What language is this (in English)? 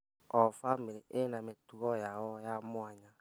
Kikuyu